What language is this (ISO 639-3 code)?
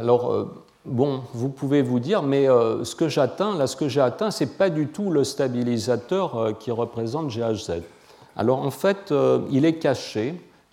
fra